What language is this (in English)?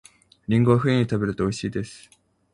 Japanese